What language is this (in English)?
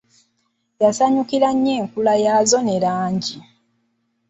Ganda